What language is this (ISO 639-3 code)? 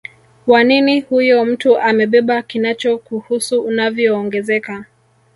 swa